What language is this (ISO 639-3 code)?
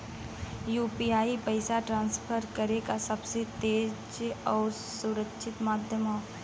bho